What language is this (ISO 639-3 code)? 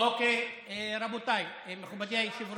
heb